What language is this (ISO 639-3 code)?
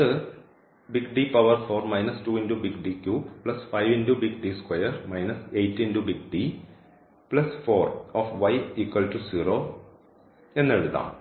mal